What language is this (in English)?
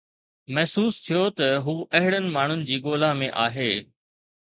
Sindhi